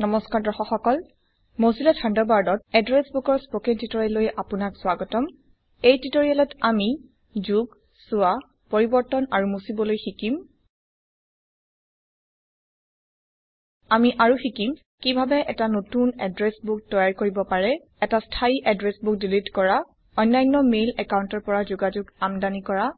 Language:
Assamese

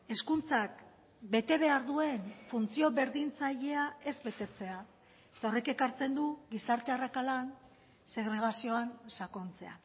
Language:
Basque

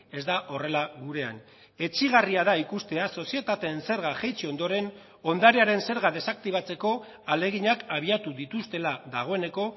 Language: Basque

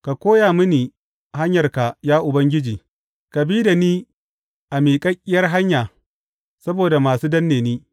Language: Hausa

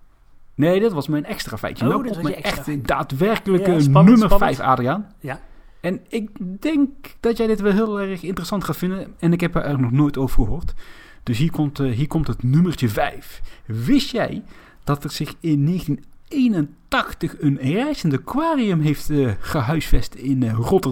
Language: Dutch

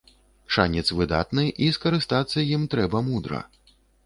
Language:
Belarusian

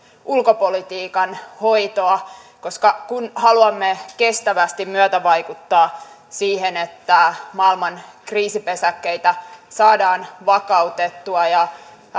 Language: Finnish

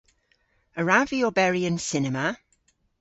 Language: Cornish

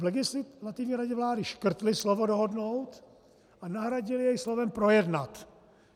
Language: Czech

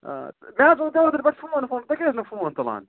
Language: Kashmiri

